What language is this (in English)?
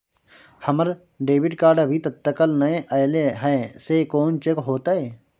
Maithili